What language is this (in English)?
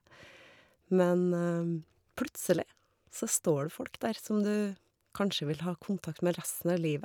Norwegian